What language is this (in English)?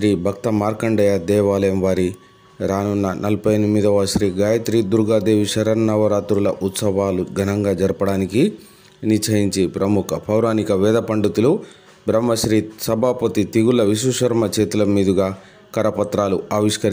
Telugu